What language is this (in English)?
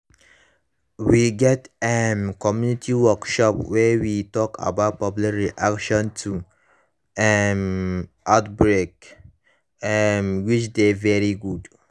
Nigerian Pidgin